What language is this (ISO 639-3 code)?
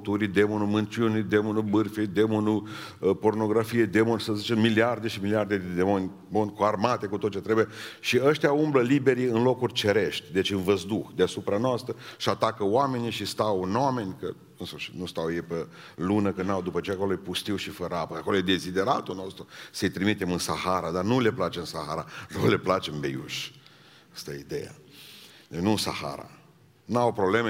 ron